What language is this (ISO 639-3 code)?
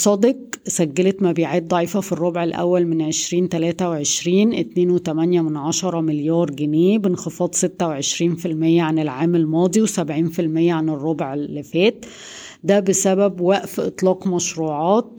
ara